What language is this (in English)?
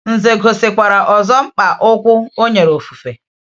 Igbo